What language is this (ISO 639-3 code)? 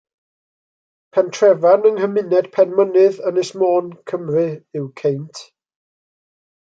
cym